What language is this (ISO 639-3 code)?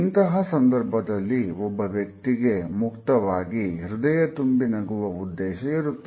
kan